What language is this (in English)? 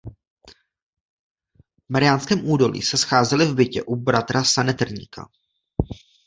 Czech